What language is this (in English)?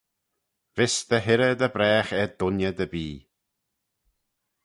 Manx